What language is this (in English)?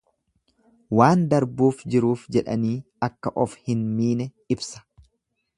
Oromo